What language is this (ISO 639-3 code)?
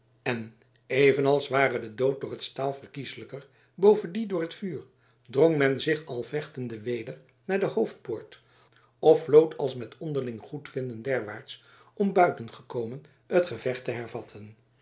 nld